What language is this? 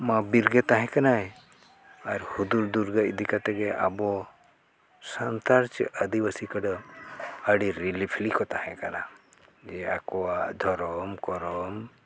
Santali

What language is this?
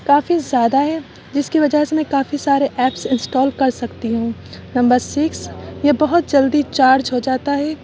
Urdu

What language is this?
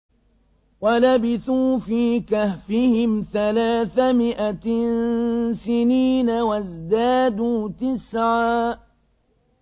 Arabic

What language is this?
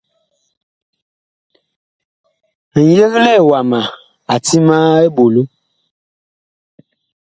Bakoko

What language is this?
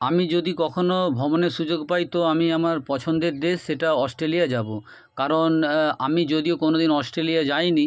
Bangla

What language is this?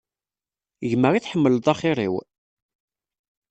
Kabyle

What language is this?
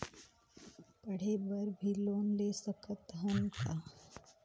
Chhattisgarhi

